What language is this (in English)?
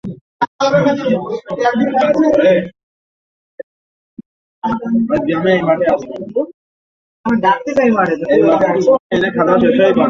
Bangla